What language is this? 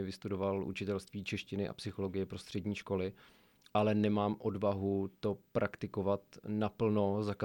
Czech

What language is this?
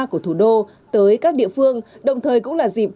Vietnamese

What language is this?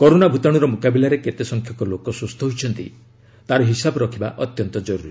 Odia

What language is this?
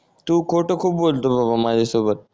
Marathi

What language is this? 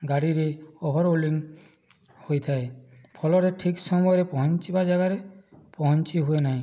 Odia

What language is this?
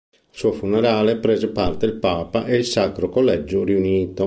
Italian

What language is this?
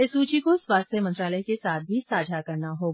Hindi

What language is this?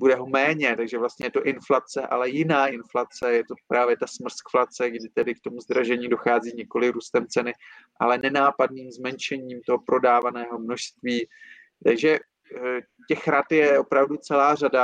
Czech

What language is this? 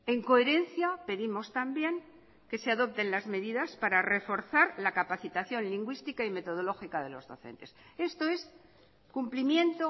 Spanish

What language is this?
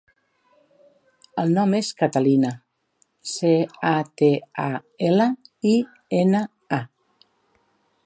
Catalan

